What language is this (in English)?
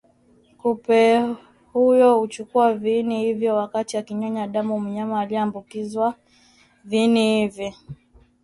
Swahili